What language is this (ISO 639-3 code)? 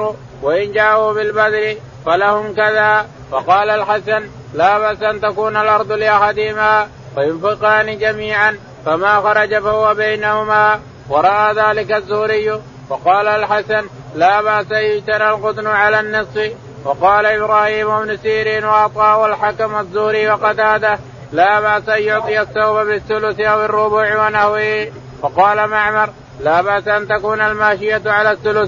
ara